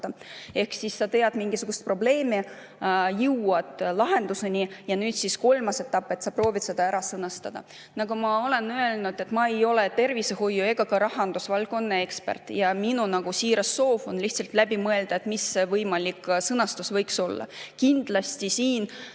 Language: Estonian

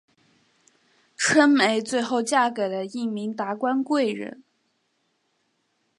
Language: Chinese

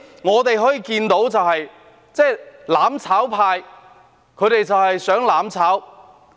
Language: Cantonese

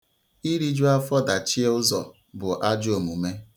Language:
Igbo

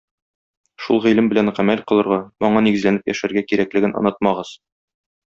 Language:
Tatar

